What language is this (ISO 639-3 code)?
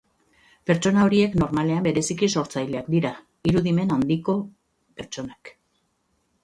eus